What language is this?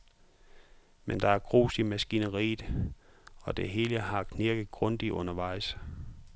Danish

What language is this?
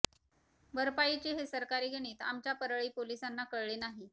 Marathi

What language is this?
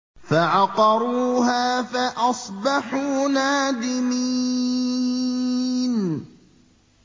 Arabic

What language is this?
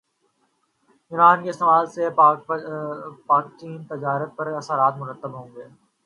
Urdu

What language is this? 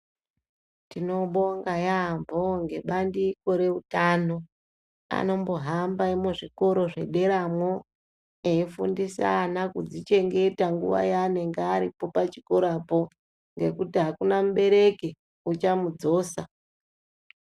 Ndau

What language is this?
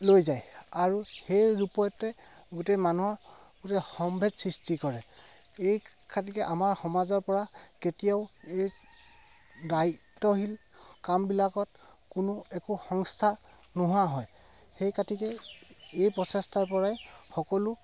Assamese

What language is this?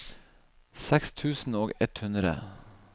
Norwegian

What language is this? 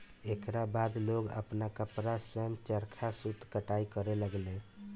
Bhojpuri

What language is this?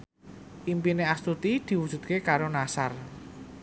Javanese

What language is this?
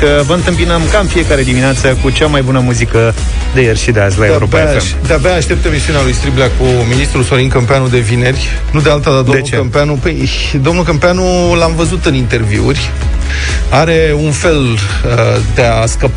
Romanian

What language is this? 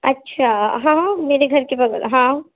Urdu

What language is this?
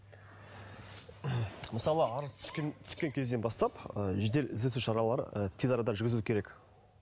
Kazakh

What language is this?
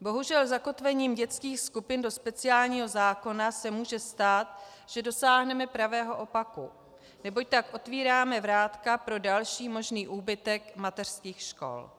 Czech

